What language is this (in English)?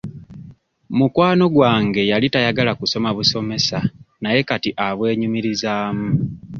Ganda